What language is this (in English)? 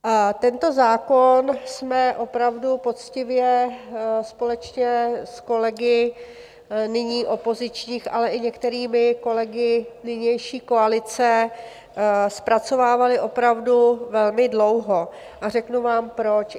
Czech